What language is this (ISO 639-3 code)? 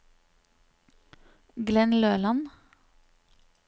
nor